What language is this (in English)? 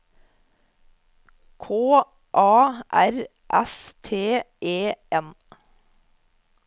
Norwegian